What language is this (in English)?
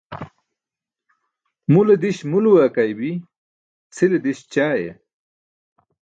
Burushaski